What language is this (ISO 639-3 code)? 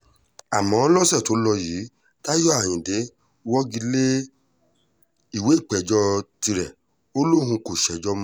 yor